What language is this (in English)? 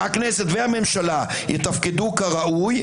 Hebrew